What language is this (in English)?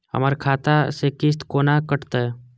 Maithili